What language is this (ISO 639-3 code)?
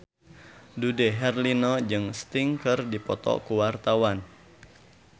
sun